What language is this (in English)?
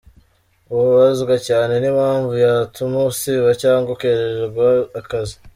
Kinyarwanda